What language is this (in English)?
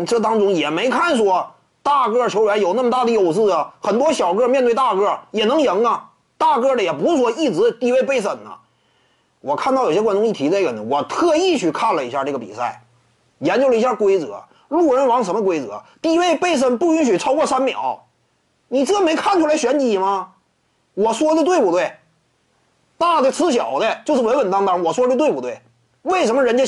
Chinese